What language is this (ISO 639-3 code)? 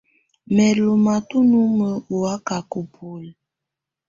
tvu